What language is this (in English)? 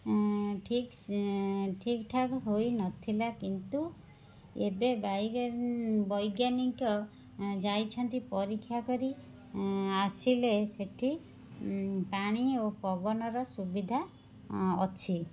Odia